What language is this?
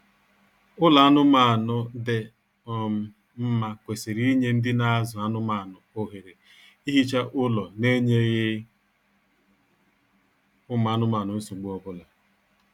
Igbo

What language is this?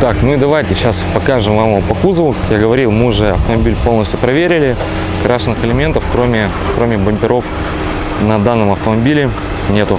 Russian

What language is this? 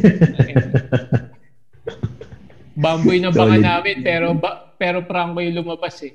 Filipino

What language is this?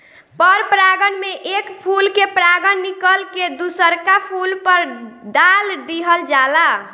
Bhojpuri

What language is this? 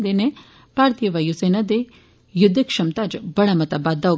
Dogri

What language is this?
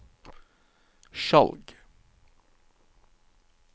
Norwegian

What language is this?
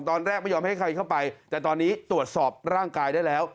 Thai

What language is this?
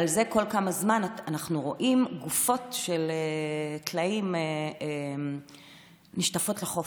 Hebrew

